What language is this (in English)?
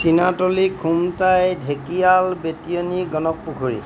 Assamese